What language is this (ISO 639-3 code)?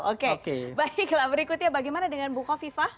ind